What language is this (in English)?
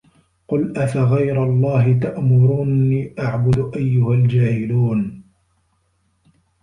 Arabic